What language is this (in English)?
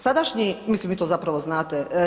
Croatian